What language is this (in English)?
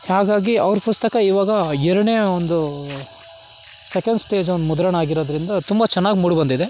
Kannada